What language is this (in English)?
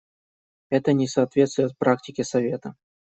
Russian